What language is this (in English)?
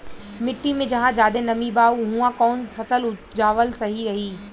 Bhojpuri